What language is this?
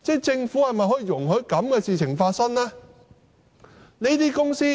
Cantonese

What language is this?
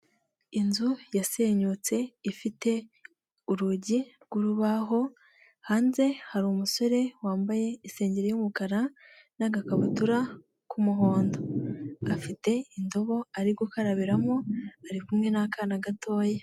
Kinyarwanda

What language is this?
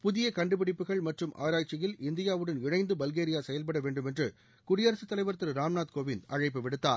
Tamil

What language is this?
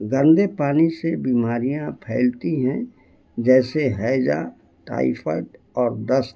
Urdu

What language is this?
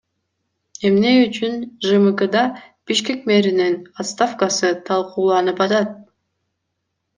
Kyrgyz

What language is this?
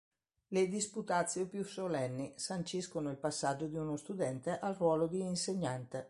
Italian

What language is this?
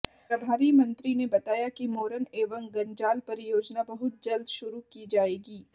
Hindi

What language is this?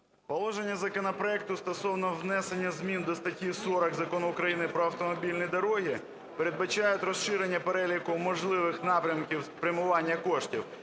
Ukrainian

